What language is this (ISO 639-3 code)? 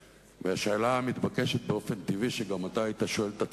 heb